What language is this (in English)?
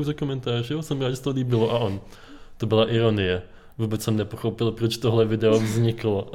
Czech